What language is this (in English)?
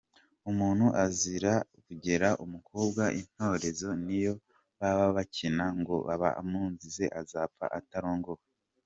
Kinyarwanda